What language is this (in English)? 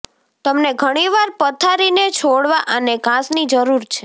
Gujarati